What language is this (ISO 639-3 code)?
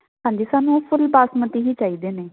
pan